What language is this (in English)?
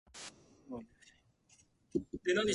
Japanese